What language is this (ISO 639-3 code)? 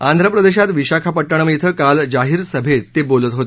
mar